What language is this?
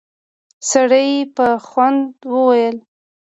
Pashto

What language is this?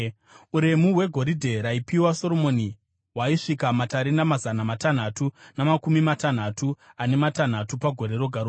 Shona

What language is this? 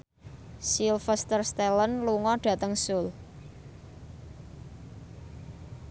Javanese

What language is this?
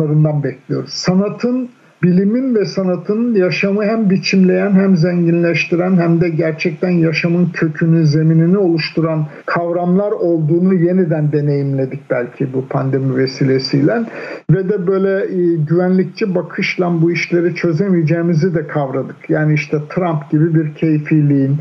Turkish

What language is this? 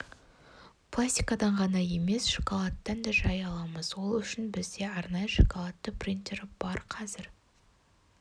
Kazakh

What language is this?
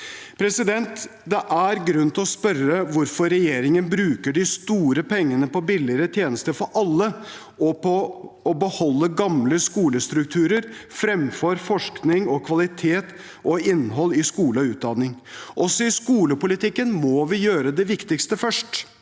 Norwegian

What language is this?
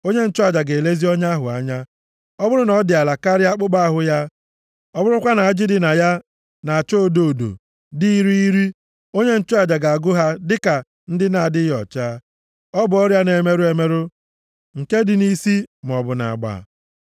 Igbo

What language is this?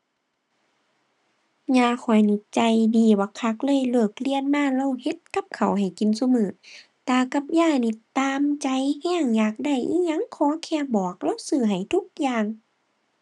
Thai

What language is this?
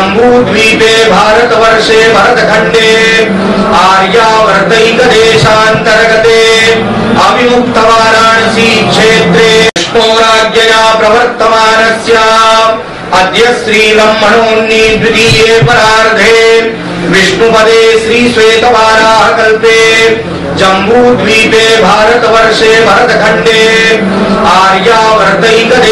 Hindi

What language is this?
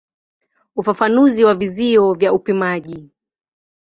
Swahili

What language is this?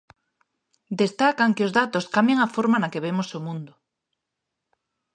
Galician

